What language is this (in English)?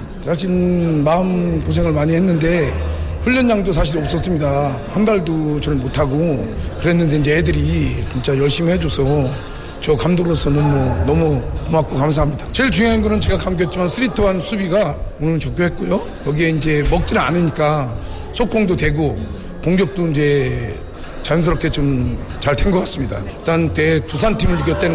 Korean